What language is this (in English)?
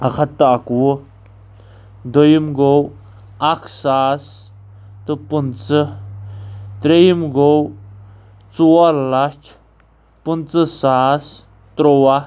Kashmiri